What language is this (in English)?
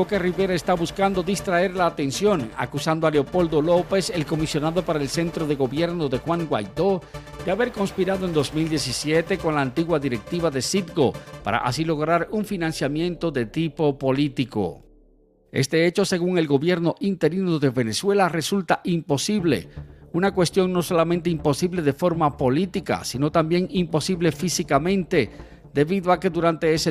Spanish